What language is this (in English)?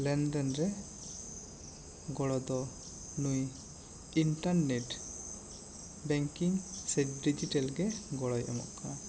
Santali